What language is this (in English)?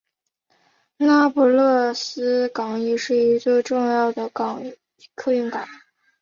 Chinese